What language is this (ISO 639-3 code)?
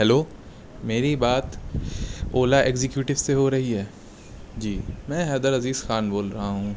urd